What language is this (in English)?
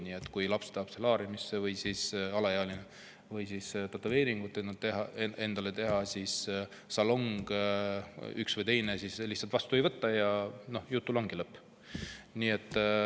Estonian